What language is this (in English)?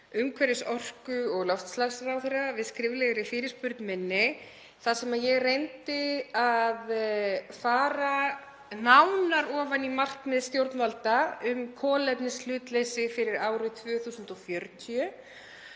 Icelandic